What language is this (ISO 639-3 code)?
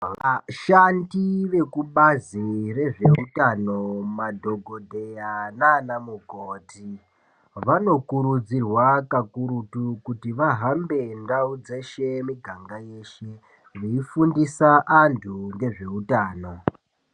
ndc